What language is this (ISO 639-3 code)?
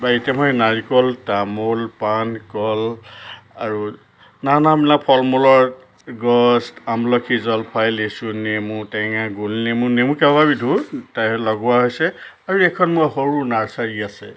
asm